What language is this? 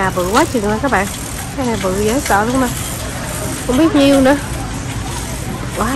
Vietnamese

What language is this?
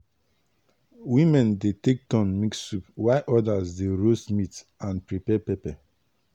Nigerian Pidgin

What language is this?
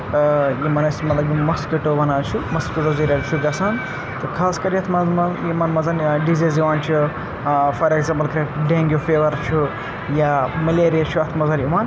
Kashmiri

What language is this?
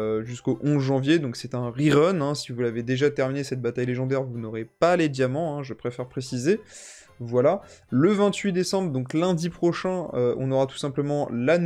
French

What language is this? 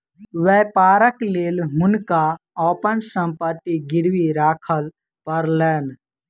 Maithili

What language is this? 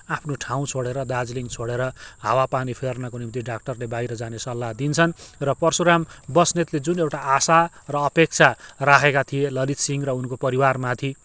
Nepali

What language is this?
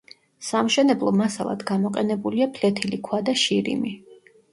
Georgian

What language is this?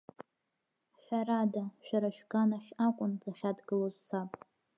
Abkhazian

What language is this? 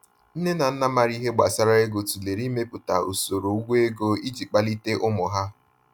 Igbo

